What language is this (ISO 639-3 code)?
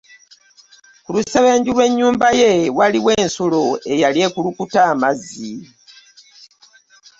lug